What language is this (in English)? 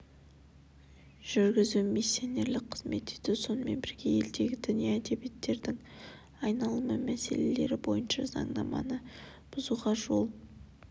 Kazakh